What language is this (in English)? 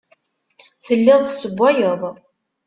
Kabyle